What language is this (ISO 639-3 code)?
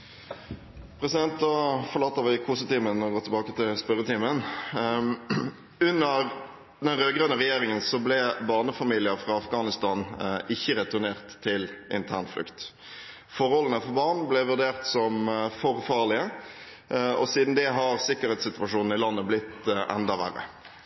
nob